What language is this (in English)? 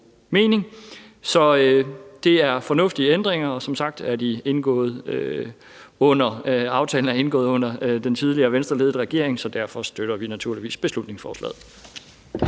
Danish